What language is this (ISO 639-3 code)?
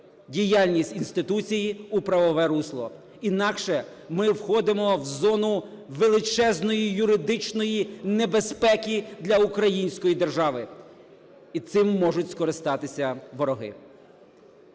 ukr